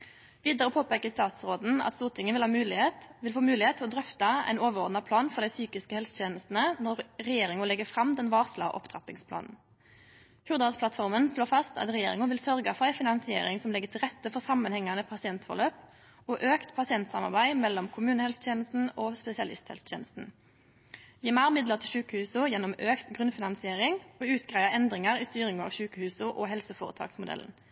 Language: Norwegian Nynorsk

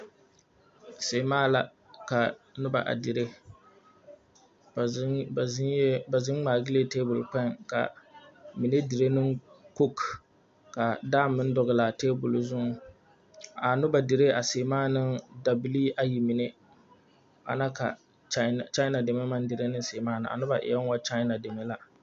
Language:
Southern Dagaare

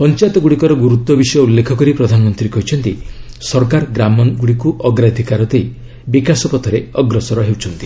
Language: Odia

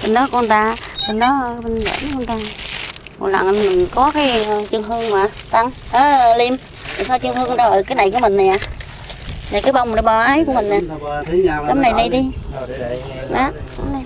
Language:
Vietnamese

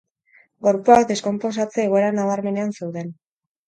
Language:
Basque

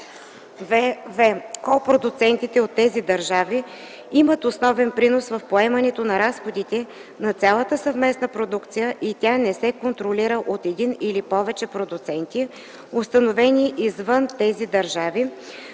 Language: Bulgarian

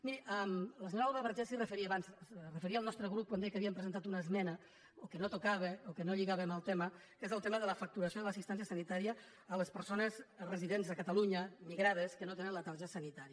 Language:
Catalan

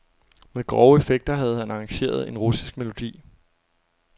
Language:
Danish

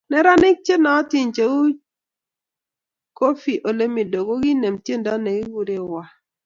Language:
Kalenjin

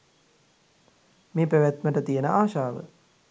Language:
Sinhala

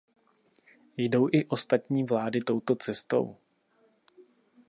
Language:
Czech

